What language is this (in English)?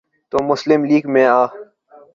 Urdu